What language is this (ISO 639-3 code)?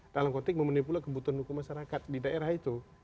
ind